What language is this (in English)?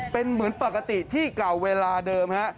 Thai